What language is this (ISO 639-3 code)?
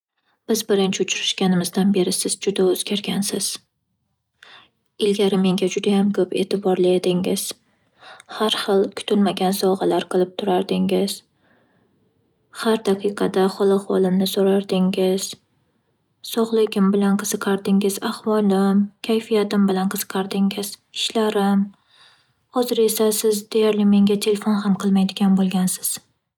uzb